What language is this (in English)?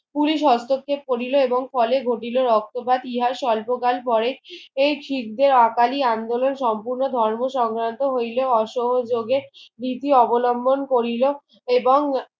Bangla